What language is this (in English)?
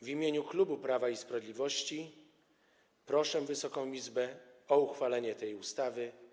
Polish